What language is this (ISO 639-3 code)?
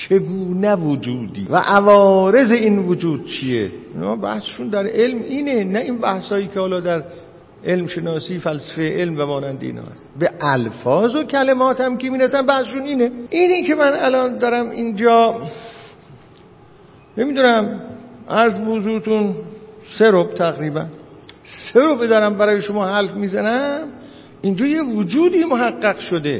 fas